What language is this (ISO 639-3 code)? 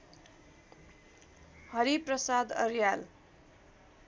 nep